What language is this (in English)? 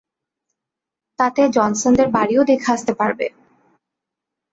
Bangla